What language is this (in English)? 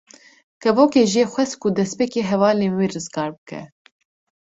Kurdish